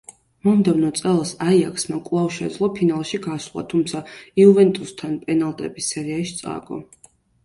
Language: Georgian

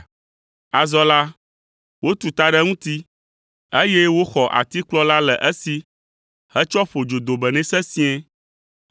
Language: Ewe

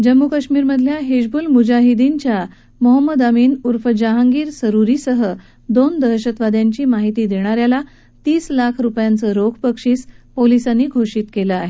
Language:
Marathi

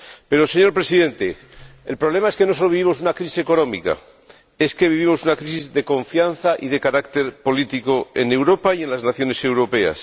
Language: Spanish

